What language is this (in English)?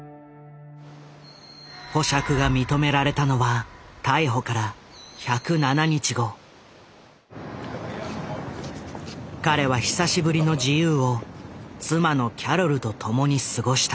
Japanese